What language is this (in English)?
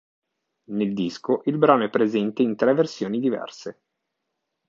Italian